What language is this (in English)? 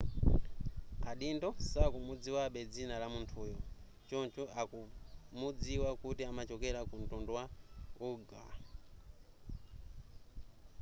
Nyanja